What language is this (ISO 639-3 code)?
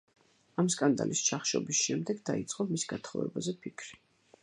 kat